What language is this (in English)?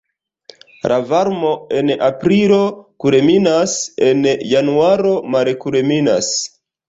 Esperanto